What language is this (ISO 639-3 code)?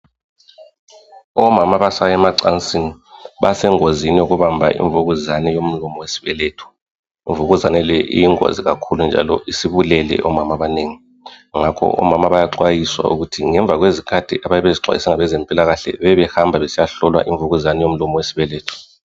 nde